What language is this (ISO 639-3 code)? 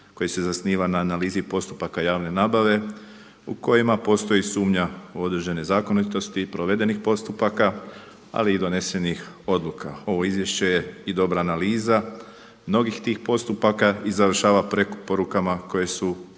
hrv